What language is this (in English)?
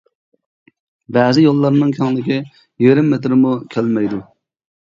Uyghur